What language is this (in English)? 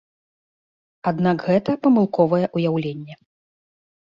Belarusian